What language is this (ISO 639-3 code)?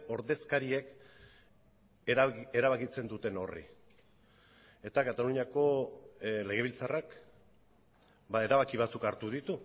eus